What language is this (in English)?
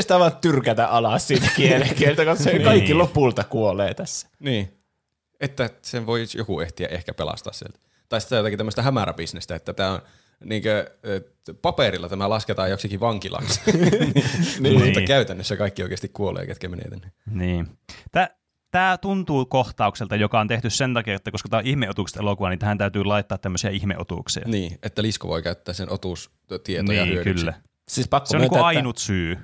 Finnish